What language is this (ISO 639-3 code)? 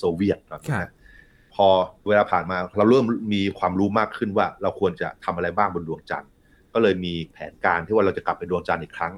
tha